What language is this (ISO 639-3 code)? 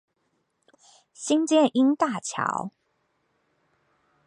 zho